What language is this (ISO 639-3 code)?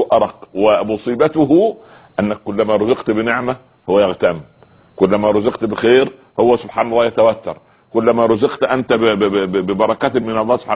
ara